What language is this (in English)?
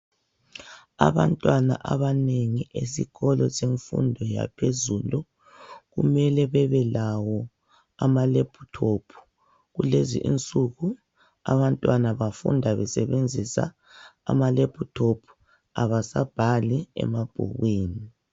North Ndebele